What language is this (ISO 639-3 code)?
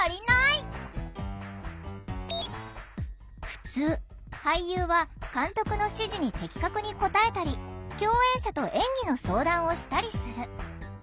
jpn